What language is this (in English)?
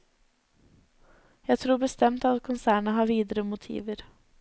Norwegian